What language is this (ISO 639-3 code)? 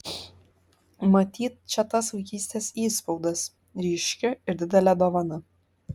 lit